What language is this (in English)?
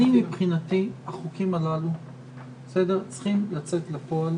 Hebrew